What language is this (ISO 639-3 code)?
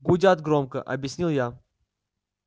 rus